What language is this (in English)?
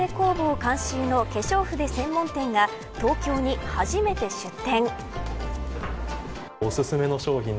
Japanese